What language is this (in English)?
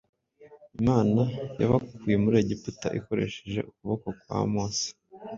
Kinyarwanda